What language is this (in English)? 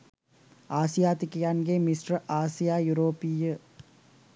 Sinhala